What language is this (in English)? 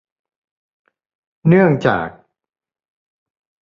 Thai